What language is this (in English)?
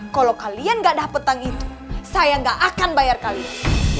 Indonesian